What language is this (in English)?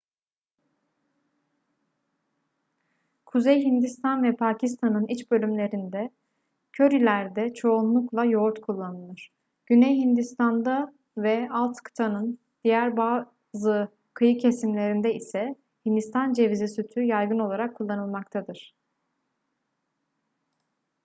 Turkish